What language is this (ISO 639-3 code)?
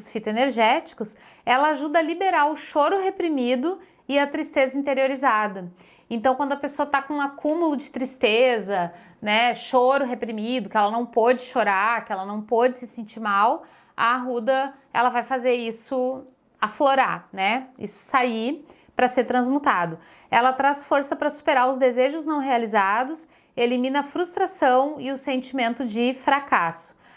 por